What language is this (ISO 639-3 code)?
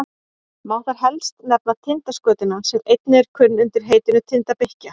isl